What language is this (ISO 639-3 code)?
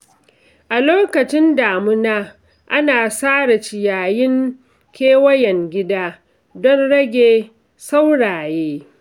hau